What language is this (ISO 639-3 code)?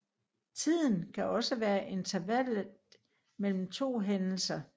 dan